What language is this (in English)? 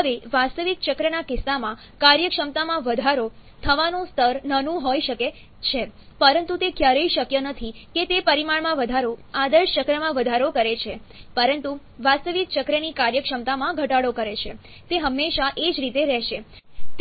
Gujarati